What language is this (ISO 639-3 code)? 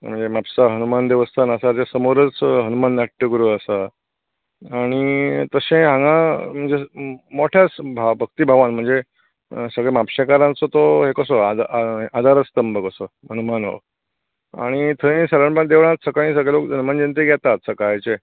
kok